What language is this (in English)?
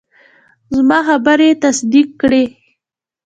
Pashto